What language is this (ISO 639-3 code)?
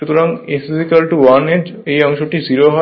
ben